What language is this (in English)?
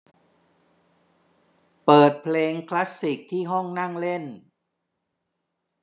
Thai